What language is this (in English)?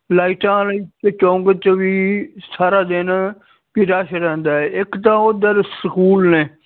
Punjabi